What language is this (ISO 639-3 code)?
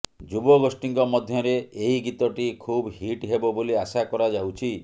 ori